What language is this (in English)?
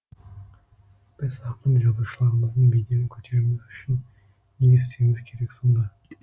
Kazakh